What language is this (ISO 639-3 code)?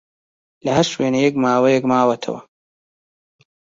ckb